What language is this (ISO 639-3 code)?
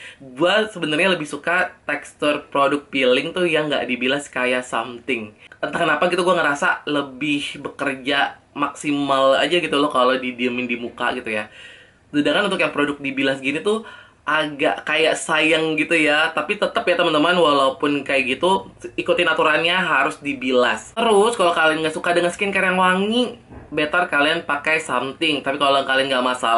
ind